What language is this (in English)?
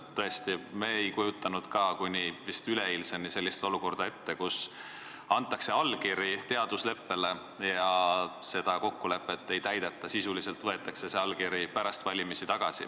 Estonian